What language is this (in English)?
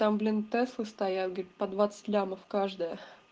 Russian